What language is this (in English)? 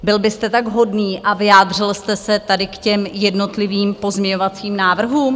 Czech